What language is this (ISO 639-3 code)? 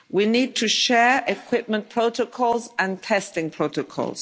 eng